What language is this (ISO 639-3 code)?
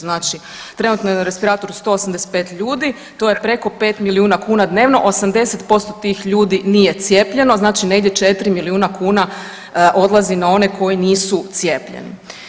hrv